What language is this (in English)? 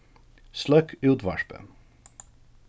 Faroese